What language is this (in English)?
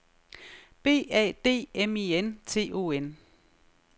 Danish